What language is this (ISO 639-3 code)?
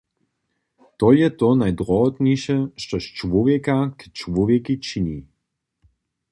hsb